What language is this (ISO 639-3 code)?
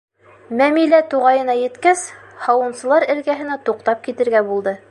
bak